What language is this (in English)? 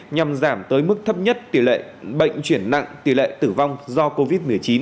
Vietnamese